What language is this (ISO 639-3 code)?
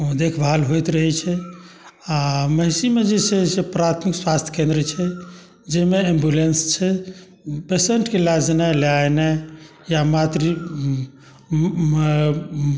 mai